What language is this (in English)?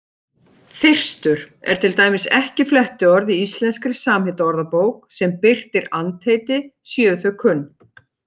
Icelandic